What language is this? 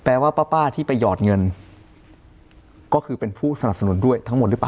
Thai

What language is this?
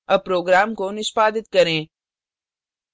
Hindi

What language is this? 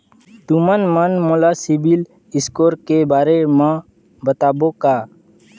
Chhattisgarhi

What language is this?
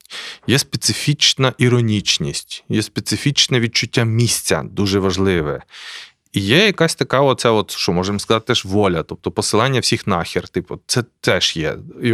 Ukrainian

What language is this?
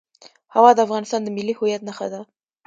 Pashto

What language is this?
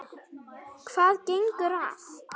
Icelandic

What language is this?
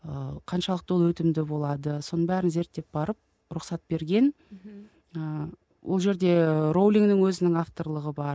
Kazakh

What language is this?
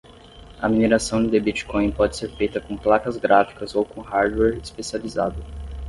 Portuguese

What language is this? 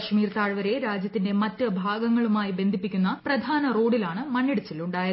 Malayalam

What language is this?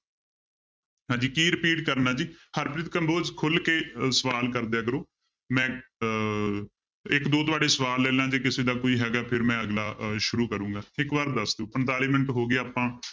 Punjabi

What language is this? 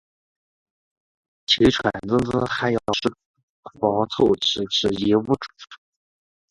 Chinese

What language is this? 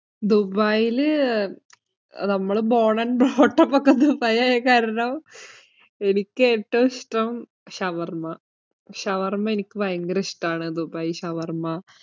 Malayalam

